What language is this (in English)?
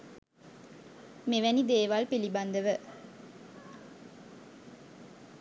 Sinhala